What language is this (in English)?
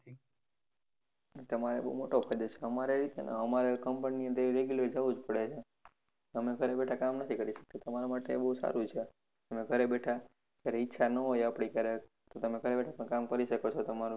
Gujarati